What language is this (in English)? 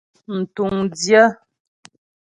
Ghomala